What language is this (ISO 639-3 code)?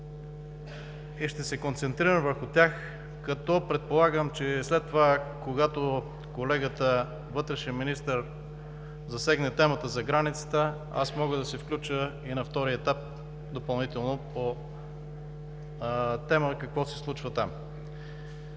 bul